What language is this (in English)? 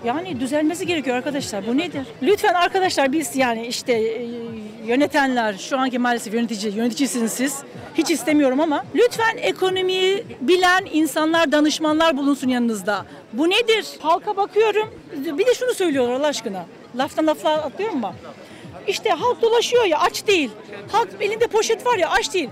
Turkish